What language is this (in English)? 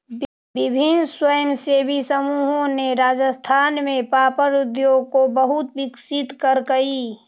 Magahi